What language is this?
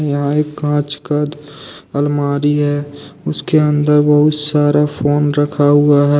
Hindi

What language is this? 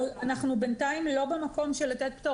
Hebrew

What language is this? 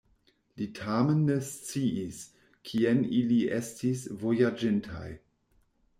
Esperanto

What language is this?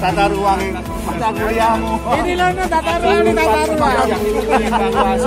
Indonesian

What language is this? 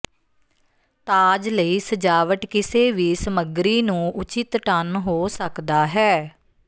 Punjabi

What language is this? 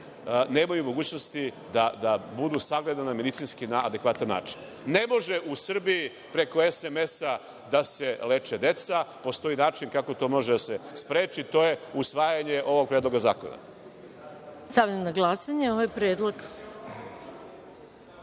Serbian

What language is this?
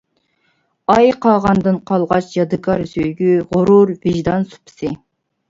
Uyghur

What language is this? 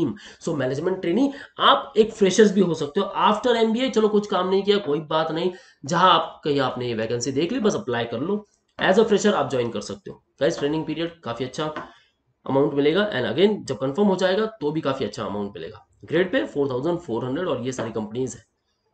Hindi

